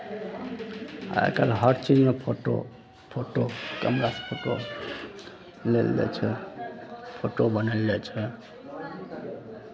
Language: Maithili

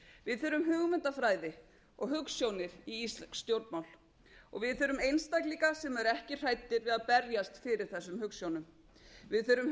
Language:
Icelandic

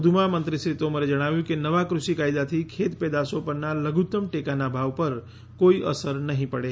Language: Gujarati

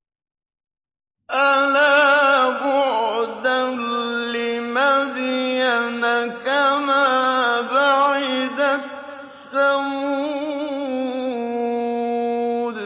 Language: Arabic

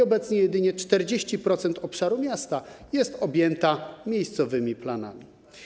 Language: Polish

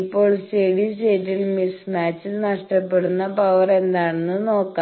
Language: Malayalam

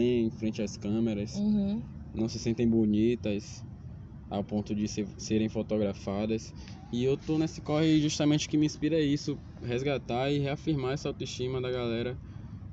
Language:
Portuguese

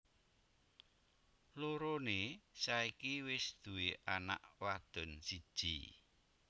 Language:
Javanese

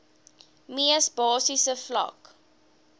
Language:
Afrikaans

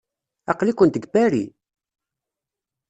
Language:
Kabyle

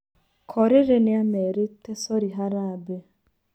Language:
Kikuyu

